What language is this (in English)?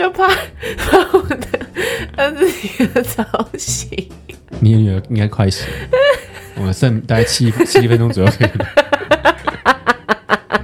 Chinese